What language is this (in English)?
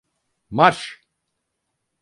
Turkish